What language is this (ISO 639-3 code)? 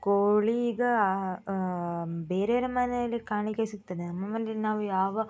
kan